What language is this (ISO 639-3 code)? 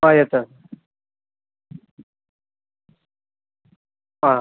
mal